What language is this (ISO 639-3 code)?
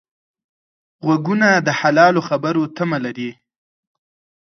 pus